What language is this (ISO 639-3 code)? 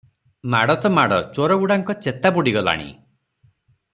ori